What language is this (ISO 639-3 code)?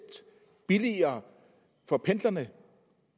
dan